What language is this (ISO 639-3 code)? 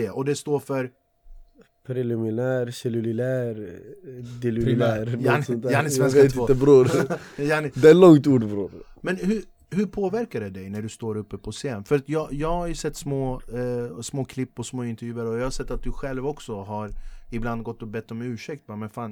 swe